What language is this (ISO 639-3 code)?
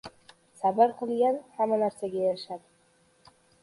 uzb